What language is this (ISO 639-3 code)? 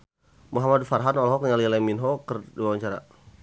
sun